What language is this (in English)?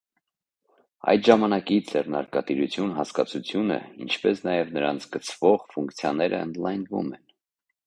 Armenian